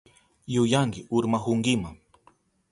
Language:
Southern Pastaza Quechua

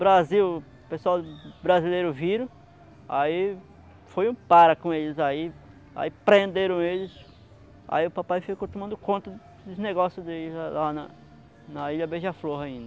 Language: Portuguese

